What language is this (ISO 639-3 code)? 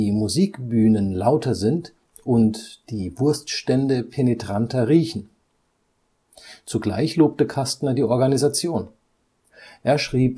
deu